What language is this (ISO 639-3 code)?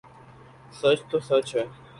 urd